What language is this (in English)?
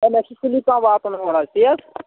Kashmiri